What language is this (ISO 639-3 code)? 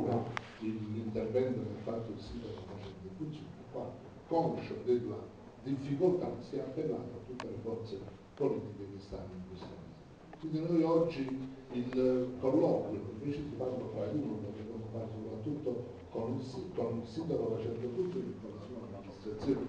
ita